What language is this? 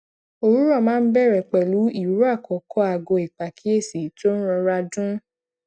Yoruba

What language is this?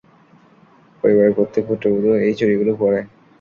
Bangla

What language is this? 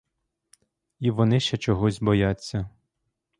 Ukrainian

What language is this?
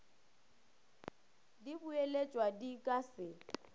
Northern Sotho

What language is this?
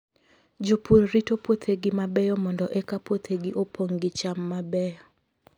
Luo (Kenya and Tanzania)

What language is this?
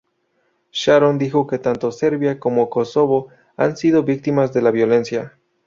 Spanish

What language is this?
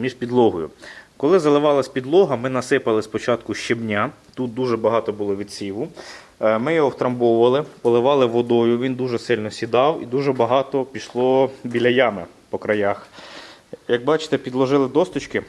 Ukrainian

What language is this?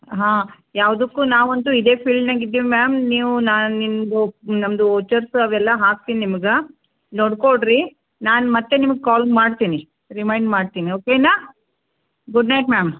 Kannada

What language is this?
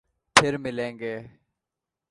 Urdu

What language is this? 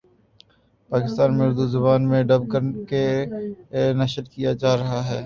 Urdu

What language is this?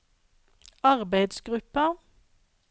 Norwegian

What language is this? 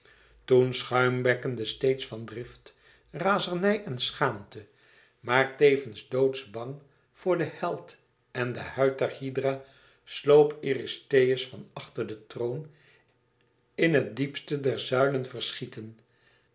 Dutch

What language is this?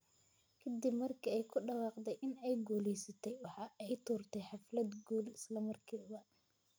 Somali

